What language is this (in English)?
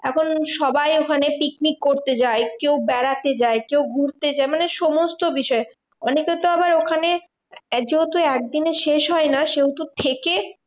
Bangla